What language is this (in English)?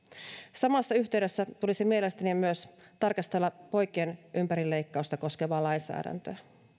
Finnish